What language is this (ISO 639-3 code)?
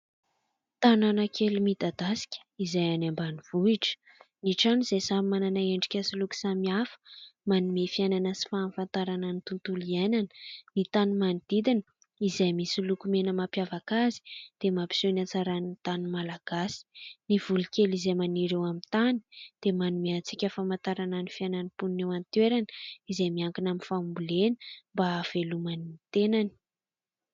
mlg